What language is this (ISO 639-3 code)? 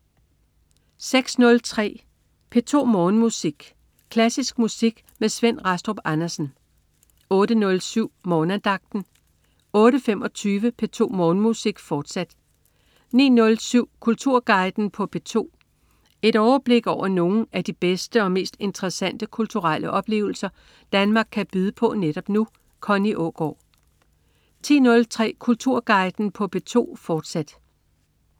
dan